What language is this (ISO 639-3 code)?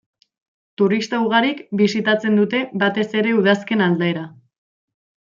eus